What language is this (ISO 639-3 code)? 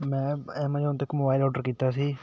pan